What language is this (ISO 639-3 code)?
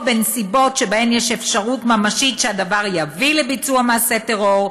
heb